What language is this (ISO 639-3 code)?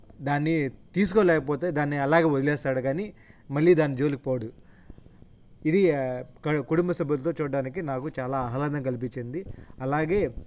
tel